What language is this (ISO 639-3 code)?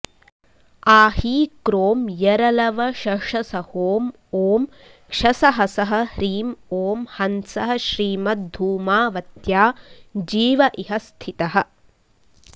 san